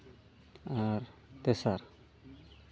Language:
Santali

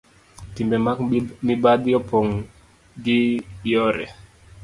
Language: Luo (Kenya and Tanzania)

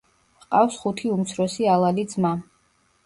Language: Georgian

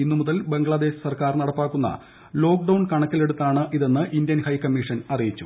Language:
Malayalam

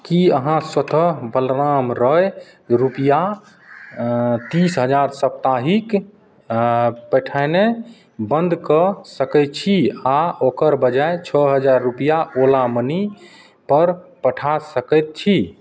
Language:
Maithili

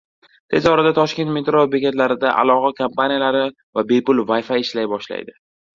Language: Uzbek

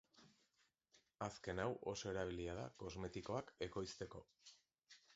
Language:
Basque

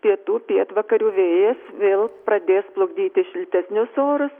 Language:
Lithuanian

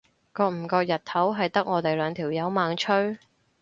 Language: Cantonese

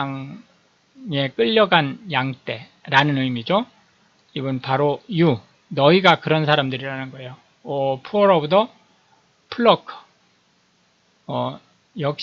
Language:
Korean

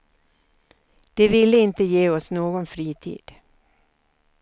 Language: Swedish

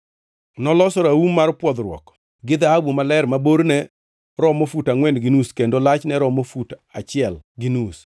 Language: Luo (Kenya and Tanzania)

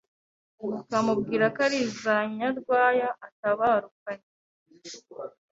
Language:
Kinyarwanda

